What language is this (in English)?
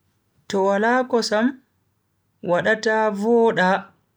Bagirmi Fulfulde